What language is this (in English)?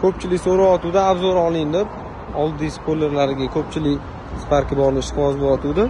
Turkish